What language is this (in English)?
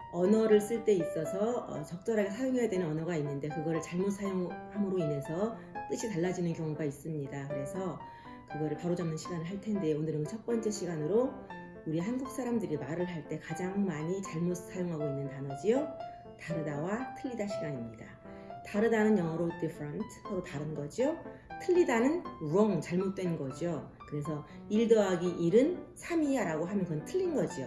Korean